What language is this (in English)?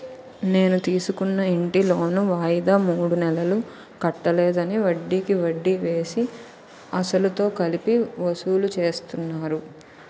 Telugu